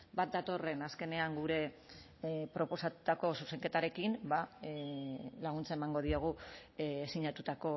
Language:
Basque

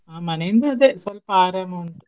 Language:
Kannada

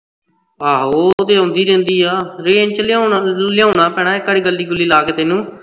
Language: Punjabi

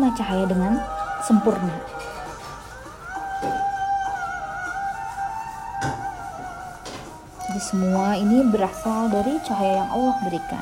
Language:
Indonesian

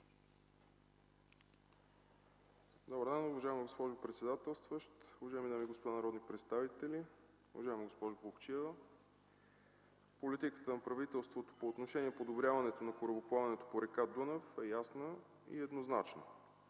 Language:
Bulgarian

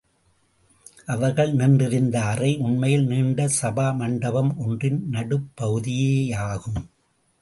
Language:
Tamil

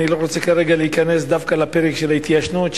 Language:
Hebrew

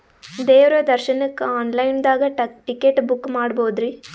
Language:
Kannada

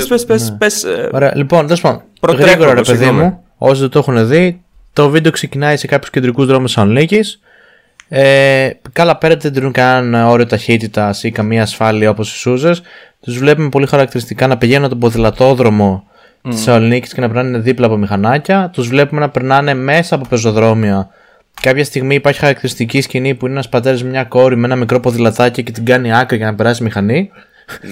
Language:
Greek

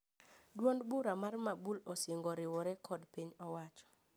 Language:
Luo (Kenya and Tanzania)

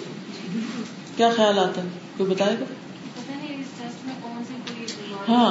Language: Urdu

